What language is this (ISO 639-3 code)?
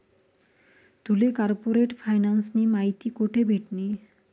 mar